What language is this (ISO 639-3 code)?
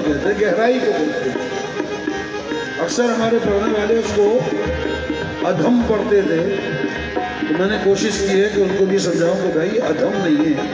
ara